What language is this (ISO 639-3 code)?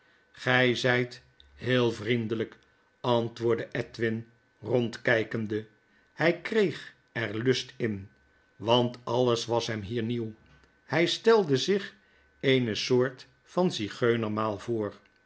nld